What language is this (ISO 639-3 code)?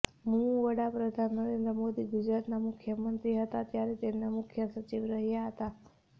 guj